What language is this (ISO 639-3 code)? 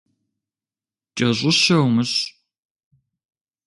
kbd